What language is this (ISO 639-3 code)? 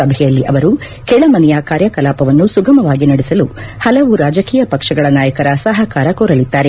kan